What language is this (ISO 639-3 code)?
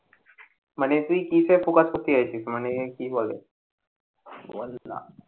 ben